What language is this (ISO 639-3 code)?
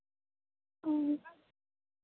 sat